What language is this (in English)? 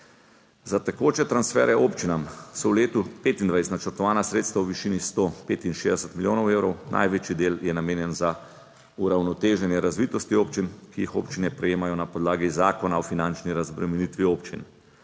Slovenian